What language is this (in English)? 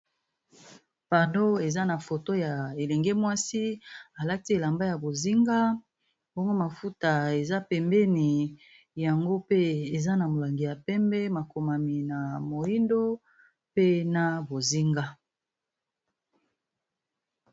Lingala